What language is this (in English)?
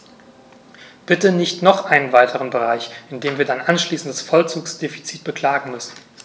German